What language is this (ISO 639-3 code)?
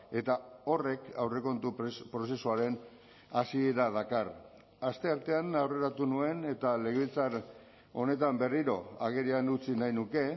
eus